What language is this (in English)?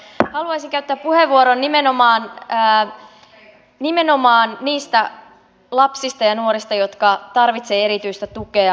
Finnish